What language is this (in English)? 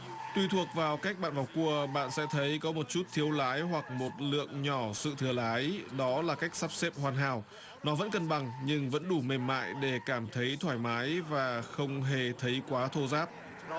Vietnamese